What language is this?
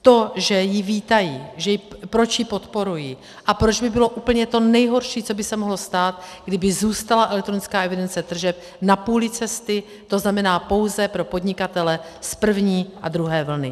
Czech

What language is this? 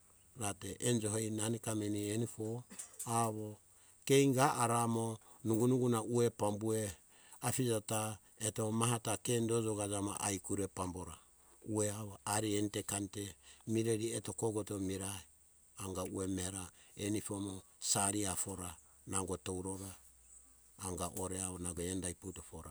Hunjara-Kaina Ke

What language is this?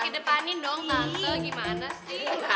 Indonesian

